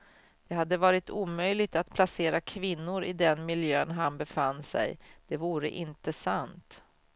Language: Swedish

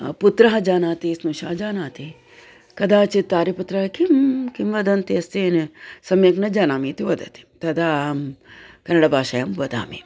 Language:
Sanskrit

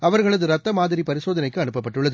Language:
Tamil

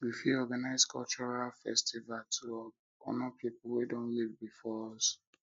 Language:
Nigerian Pidgin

